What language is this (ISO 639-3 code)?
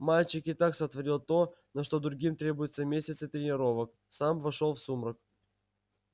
rus